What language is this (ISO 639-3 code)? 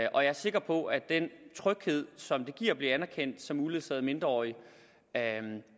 dan